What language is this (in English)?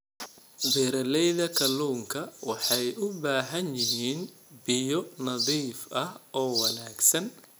Somali